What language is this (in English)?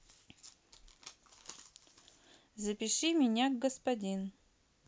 Russian